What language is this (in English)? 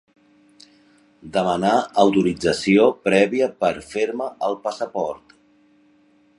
Catalan